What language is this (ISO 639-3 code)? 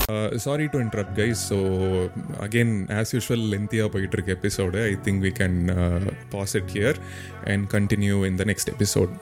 tam